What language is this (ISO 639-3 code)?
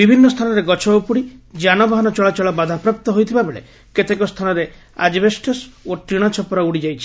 ori